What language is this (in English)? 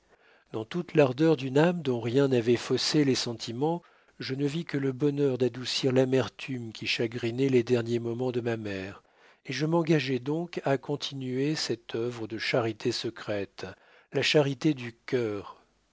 French